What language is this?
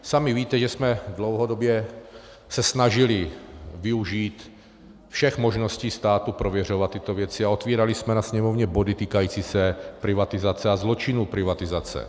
Czech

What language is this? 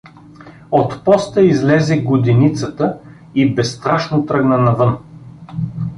Bulgarian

